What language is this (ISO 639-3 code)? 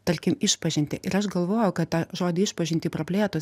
lit